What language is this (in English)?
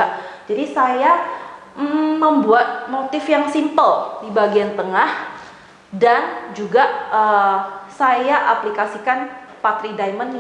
Indonesian